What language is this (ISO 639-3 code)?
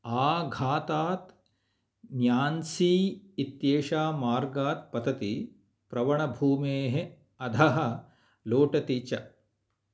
san